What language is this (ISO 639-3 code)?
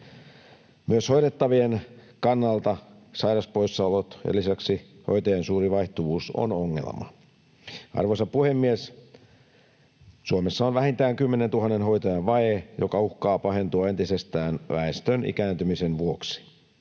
fin